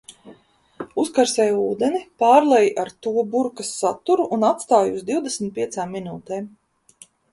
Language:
Latvian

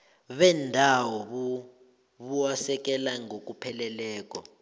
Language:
South Ndebele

